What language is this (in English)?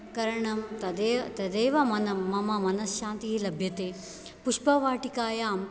Sanskrit